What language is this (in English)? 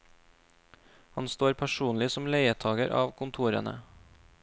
Norwegian